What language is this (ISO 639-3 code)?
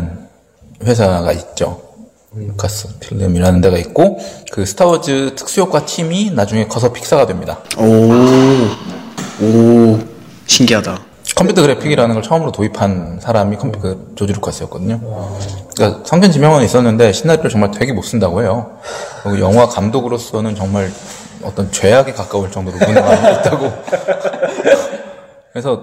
kor